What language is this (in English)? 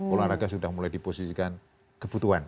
Indonesian